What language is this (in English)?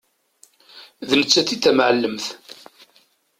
Kabyle